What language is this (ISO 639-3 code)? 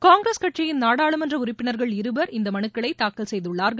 tam